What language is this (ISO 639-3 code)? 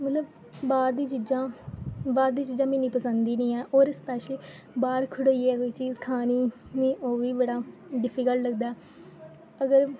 doi